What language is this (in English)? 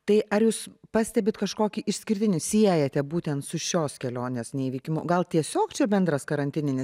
Lithuanian